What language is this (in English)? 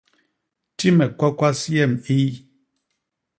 Basaa